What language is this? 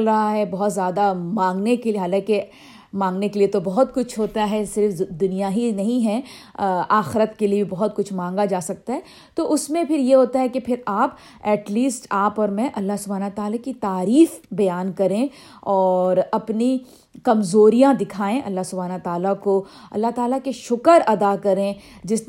Urdu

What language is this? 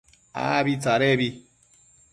Matsés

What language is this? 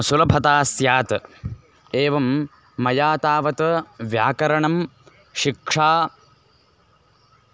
Sanskrit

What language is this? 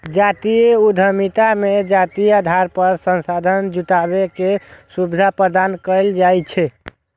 Maithili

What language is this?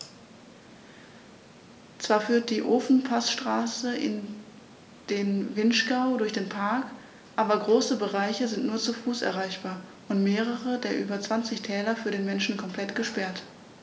German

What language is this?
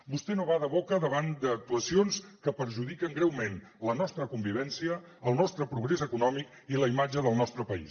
Catalan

